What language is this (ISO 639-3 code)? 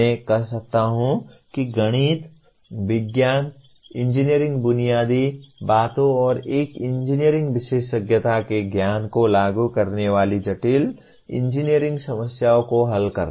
hin